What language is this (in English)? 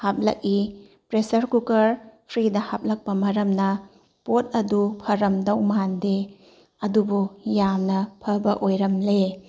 Manipuri